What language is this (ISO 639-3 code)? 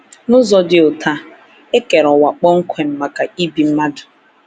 ibo